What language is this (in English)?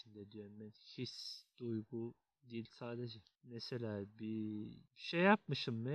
Turkish